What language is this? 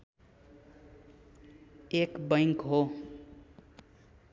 Nepali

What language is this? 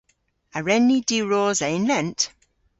Cornish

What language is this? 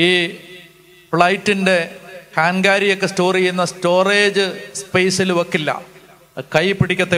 Hindi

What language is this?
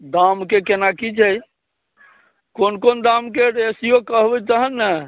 Maithili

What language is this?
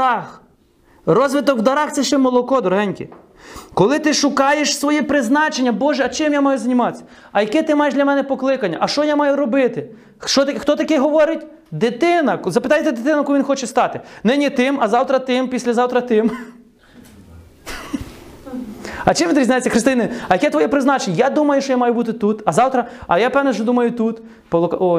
Ukrainian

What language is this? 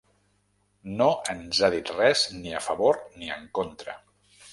Catalan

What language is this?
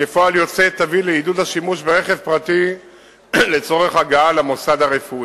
Hebrew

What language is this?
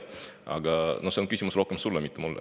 Estonian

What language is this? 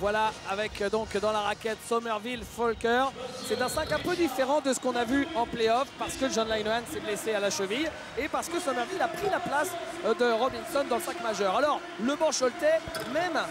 French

